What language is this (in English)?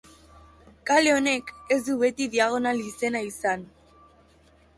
Basque